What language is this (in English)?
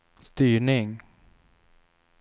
Swedish